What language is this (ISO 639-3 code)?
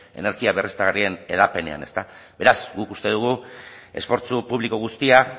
eus